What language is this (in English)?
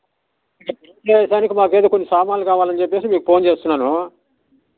Telugu